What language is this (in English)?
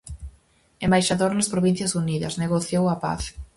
Galician